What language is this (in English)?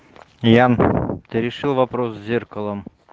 Russian